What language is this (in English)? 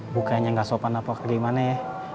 Indonesian